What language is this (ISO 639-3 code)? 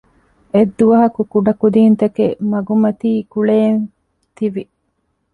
div